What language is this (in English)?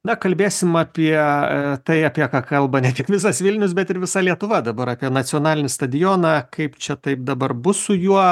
Lithuanian